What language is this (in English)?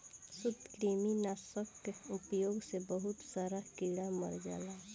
Bhojpuri